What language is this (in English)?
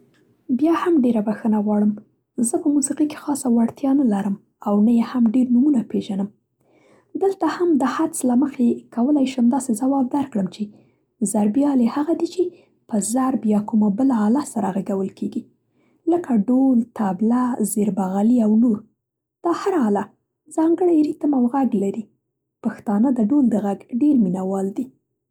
Central Pashto